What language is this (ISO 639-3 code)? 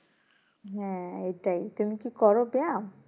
ben